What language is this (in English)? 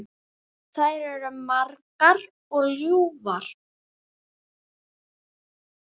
Icelandic